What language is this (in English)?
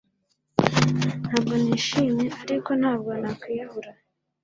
Kinyarwanda